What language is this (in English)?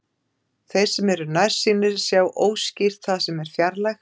Icelandic